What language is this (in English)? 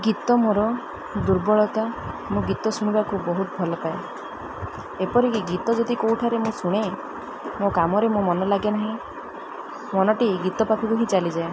Odia